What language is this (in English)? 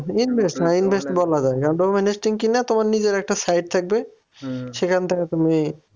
Bangla